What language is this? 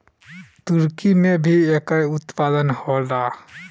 Bhojpuri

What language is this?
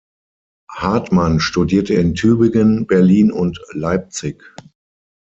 German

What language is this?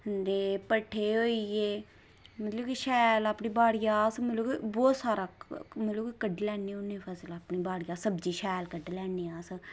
Dogri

